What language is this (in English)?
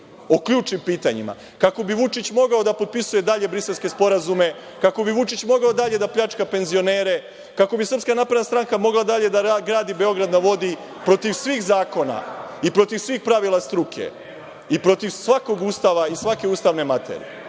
Serbian